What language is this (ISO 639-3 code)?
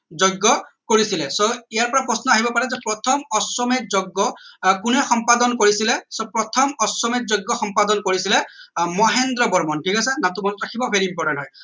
asm